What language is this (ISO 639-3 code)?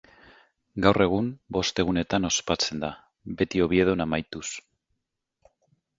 eus